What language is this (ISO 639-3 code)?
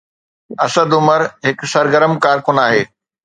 snd